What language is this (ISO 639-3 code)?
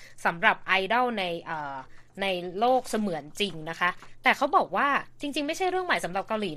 tha